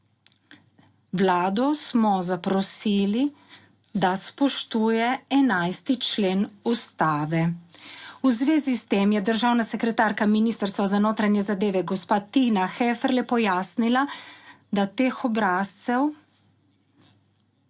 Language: Slovenian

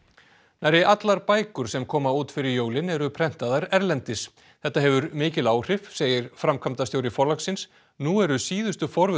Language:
Icelandic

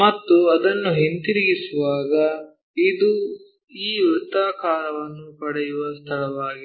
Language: Kannada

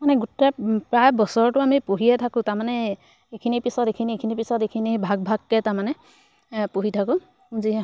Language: Assamese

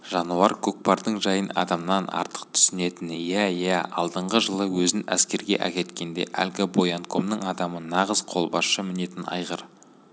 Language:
Kazakh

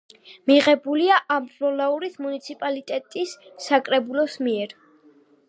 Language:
Georgian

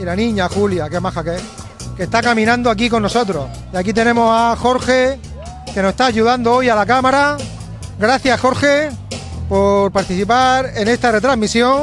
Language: Spanish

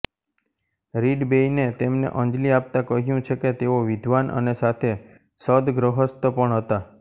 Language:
Gujarati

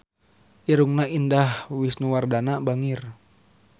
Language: Sundanese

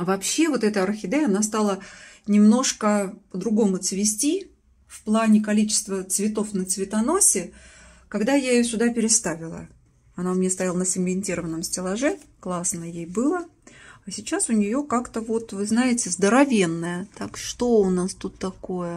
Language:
Russian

